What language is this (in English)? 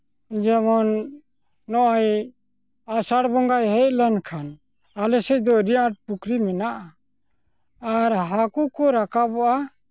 Santali